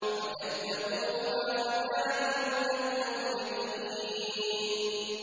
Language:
Arabic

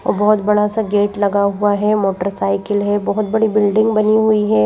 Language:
Hindi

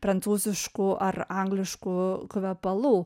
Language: Lithuanian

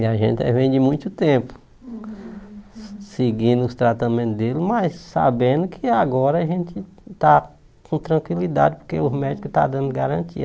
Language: Portuguese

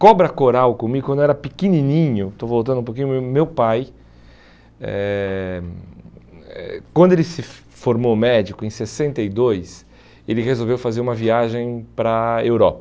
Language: Portuguese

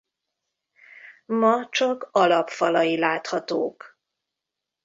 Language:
Hungarian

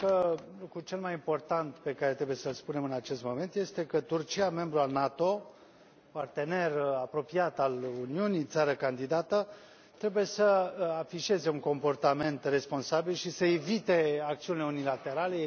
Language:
Romanian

